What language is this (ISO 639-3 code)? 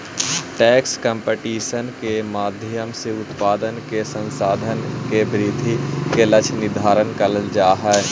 mag